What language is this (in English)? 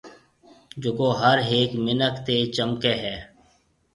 Marwari (Pakistan)